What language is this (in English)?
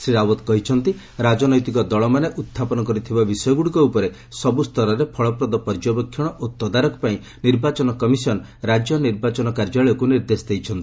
Odia